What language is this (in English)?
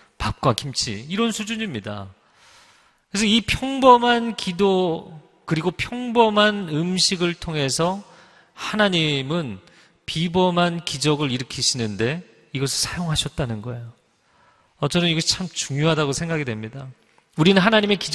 Korean